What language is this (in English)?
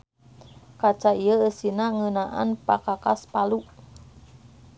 Sundanese